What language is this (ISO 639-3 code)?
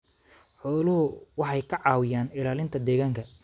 som